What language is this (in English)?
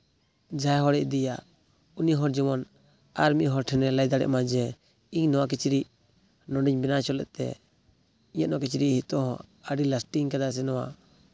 Santali